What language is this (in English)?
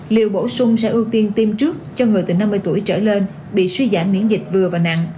Vietnamese